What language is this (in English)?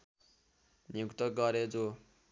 Nepali